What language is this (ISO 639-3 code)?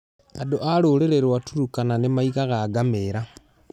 kik